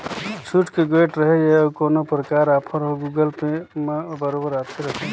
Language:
Chhattisgarhi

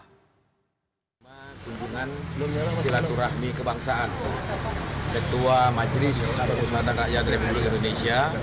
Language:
Indonesian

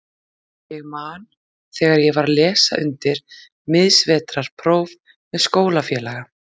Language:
Icelandic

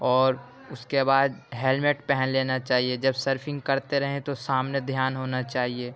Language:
Urdu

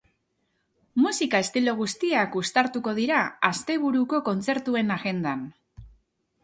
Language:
Basque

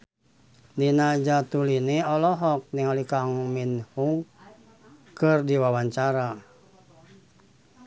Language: Sundanese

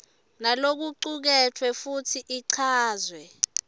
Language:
Swati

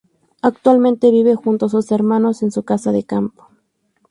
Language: Spanish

